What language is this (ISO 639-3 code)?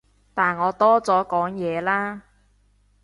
yue